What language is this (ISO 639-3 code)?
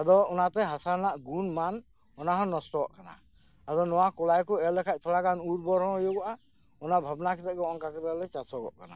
sat